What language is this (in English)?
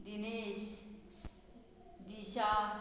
Konkani